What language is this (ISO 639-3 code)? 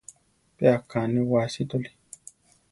tar